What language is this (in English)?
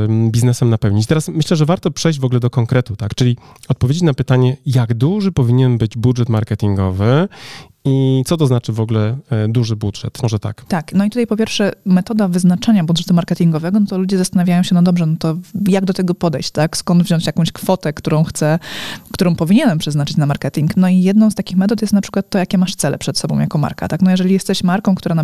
Polish